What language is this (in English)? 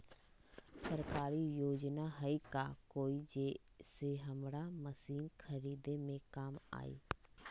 Magahi